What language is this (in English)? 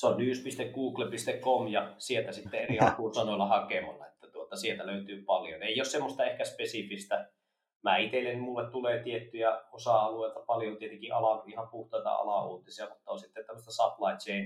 Finnish